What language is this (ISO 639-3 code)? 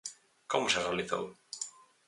glg